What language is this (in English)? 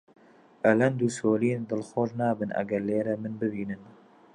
Central Kurdish